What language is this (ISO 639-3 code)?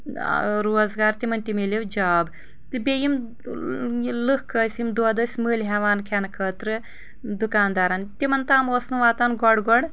kas